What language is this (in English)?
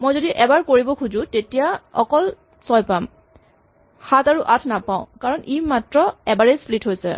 Assamese